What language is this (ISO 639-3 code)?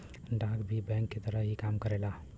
bho